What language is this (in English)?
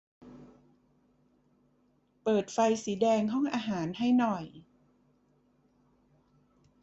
Thai